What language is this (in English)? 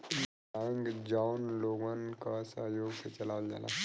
Bhojpuri